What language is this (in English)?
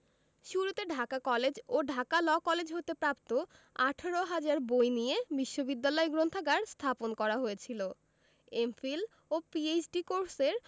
Bangla